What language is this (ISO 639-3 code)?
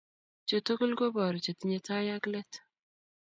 kln